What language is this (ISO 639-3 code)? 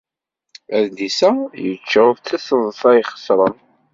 kab